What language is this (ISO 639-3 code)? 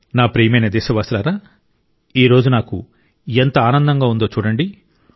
tel